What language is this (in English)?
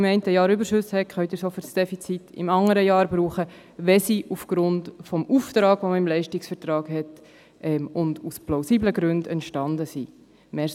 Swiss German